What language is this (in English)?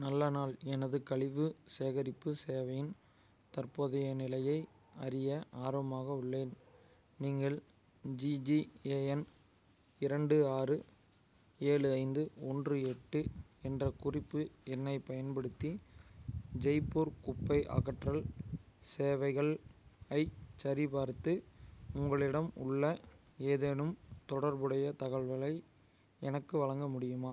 Tamil